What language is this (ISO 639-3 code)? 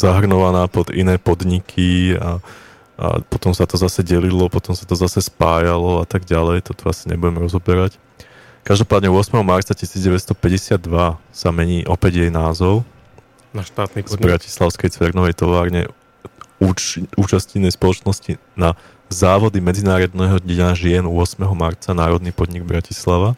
slk